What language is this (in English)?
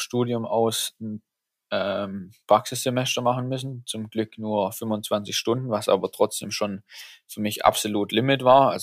German